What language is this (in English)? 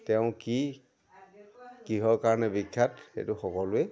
Assamese